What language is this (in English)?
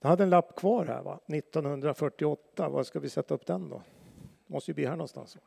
Swedish